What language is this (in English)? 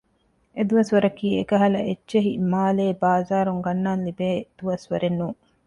Divehi